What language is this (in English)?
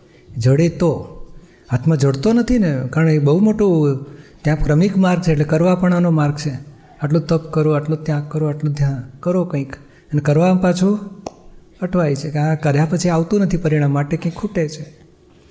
Gujarati